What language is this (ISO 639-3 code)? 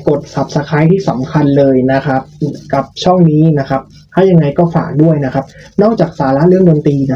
tha